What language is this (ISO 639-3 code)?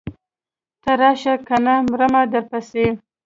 pus